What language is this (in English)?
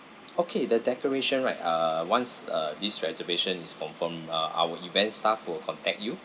English